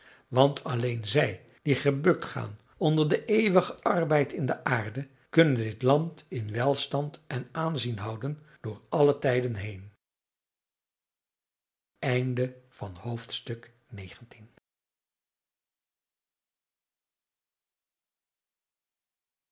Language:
Dutch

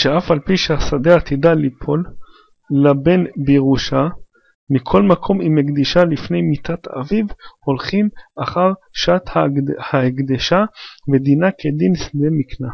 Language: Hebrew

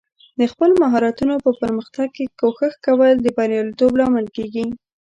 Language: Pashto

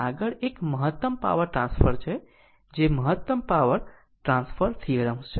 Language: Gujarati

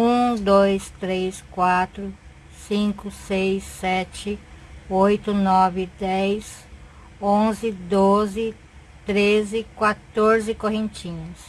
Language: Portuguese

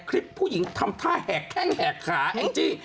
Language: Thai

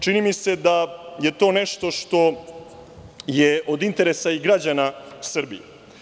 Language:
Serbian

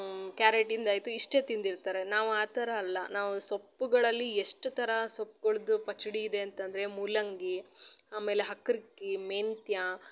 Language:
Kannada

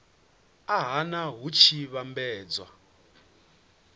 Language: Venda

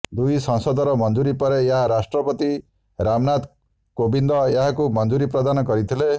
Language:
Odia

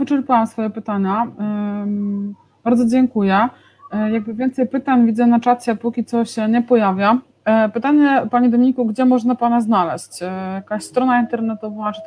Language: Polish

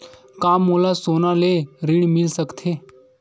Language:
Chhattisgarhi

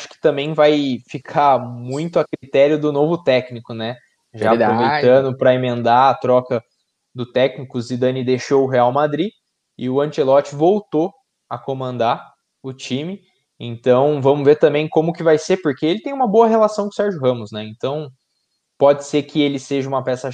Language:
Portuguese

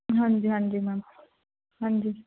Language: Punjabi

